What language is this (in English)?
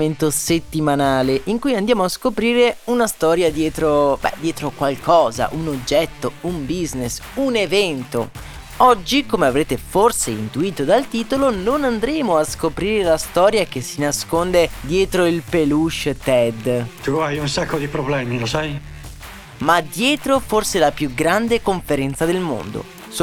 Italian